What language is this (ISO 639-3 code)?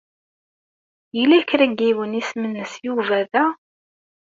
kab